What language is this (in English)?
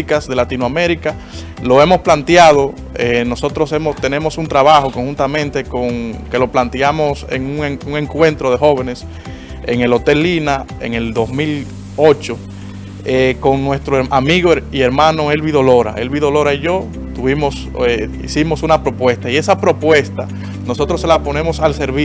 Spanish